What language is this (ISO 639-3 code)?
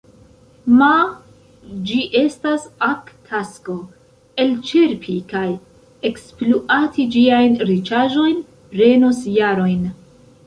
epo